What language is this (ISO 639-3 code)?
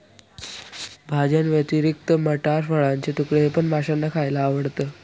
mar